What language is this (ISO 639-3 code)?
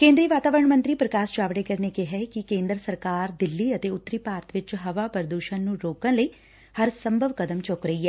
pan